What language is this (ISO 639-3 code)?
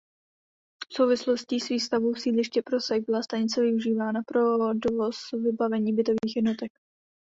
ces